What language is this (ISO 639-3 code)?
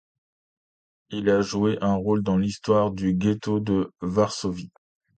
fra